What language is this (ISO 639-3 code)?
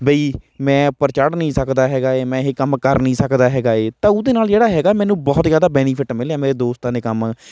pan